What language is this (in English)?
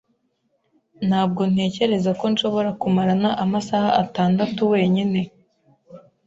Kinyarwanda